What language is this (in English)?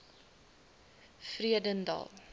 Afrikaans